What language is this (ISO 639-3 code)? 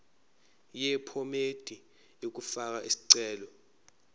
zul